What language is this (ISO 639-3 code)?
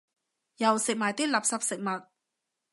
yue